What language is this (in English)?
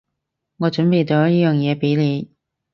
Cantonese